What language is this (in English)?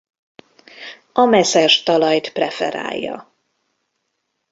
Hungarian